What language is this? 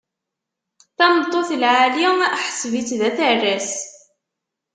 Kabyle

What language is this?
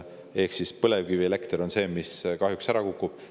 Estonian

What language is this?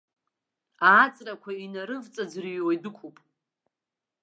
Abkhazian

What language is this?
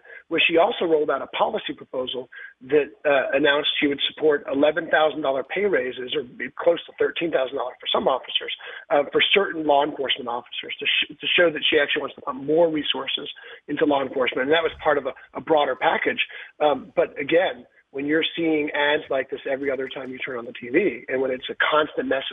English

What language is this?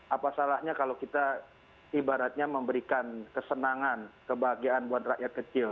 Indonesian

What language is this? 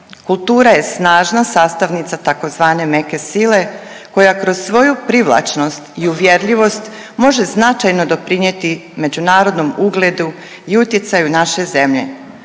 Croatian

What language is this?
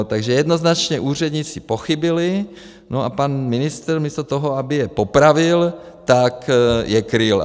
Czech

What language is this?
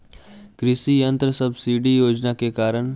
Bhojpuri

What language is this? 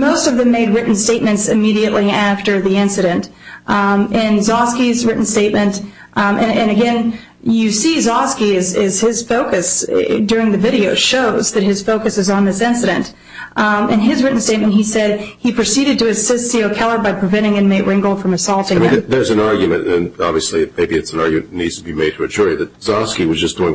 English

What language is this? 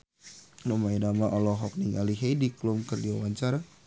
Sundanese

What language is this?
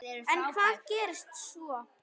Icelandic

